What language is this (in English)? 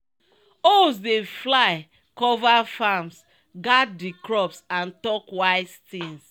Nigerian Pidgin